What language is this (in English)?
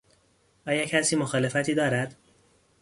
Persian